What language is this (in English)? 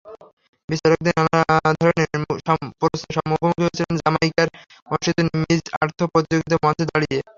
Bangla